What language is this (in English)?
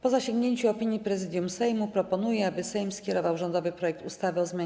Polish